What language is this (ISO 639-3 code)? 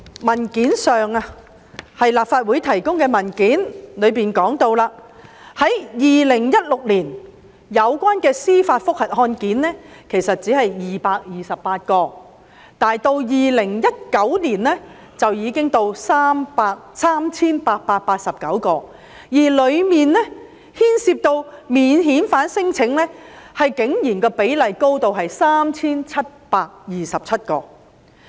yue